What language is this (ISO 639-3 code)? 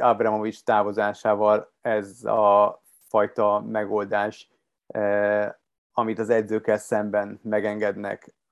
hun